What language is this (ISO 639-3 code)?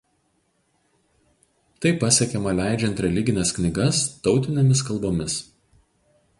lit